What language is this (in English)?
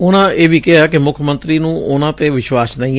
Punjabi